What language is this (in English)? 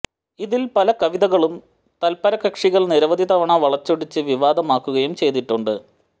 Malayalam